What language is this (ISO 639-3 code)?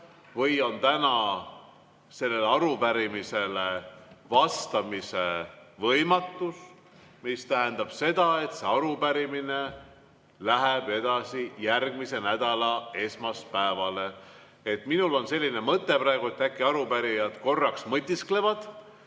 est